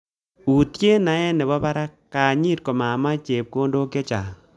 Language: Kalenjin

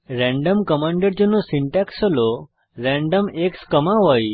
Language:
Bangla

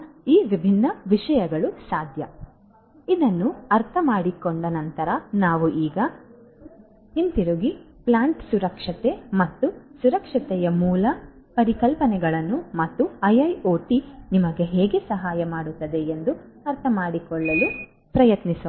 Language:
Kannada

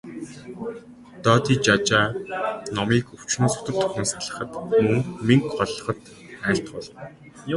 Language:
Mongolian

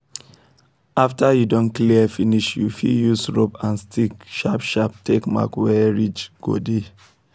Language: Nigerian Pidgin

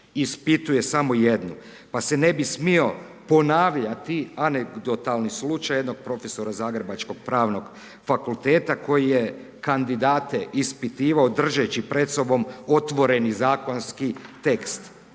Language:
Croatian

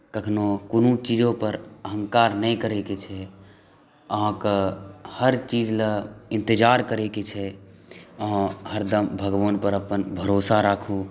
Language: Maithili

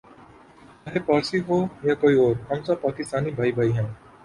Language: Urdu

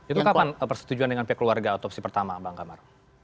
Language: Indonesian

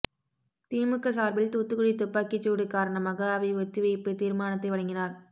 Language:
Tamil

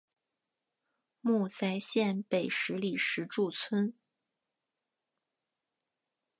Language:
Chinese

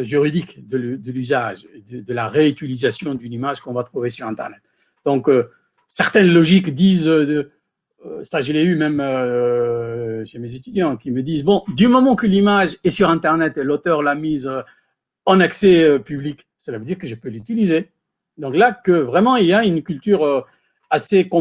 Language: French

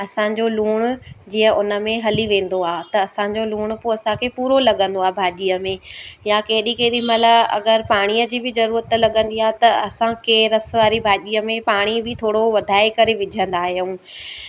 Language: Sindhi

